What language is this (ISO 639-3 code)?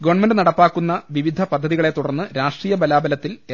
mal